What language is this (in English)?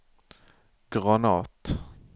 Norwegian